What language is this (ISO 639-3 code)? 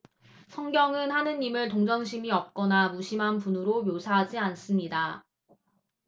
kor